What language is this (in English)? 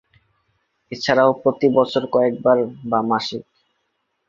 Bangla